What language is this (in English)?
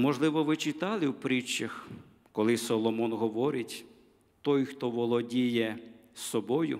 Ukrainian